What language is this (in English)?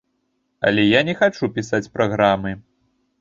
Belarusian